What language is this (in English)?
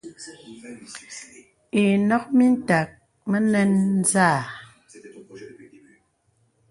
Bebele